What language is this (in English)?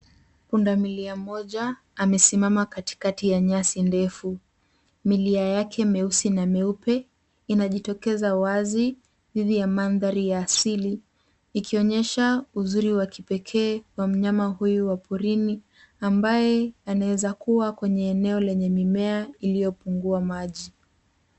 Swahili